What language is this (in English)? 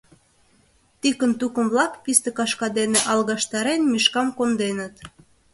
Mari